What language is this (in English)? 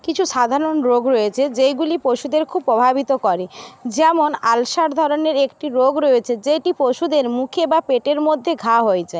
Bangla